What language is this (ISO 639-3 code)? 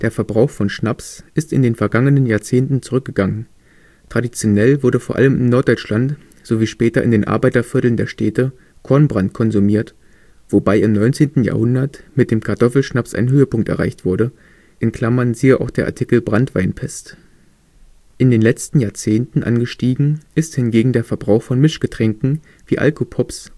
deu